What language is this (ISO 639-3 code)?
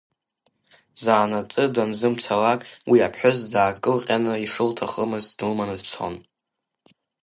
abk